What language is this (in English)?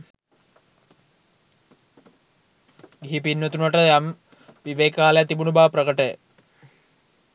Sinhala